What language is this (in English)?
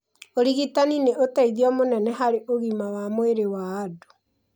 Kikuyu